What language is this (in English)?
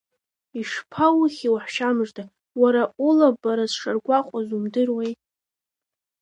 Abkhazian